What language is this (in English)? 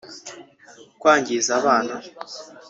Kinyarwanda